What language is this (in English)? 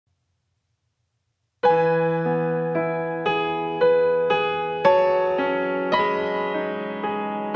Arabic